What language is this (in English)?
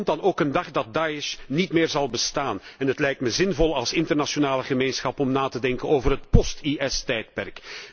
Dutch